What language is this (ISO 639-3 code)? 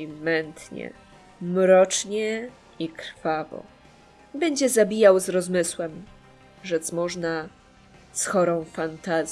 pol